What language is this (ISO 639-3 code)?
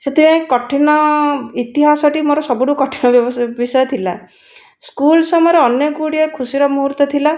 ori